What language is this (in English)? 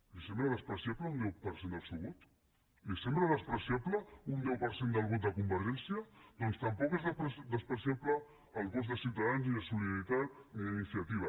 Catalan